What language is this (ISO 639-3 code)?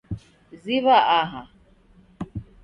dav